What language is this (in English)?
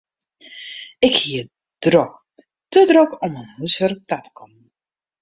Western Frisian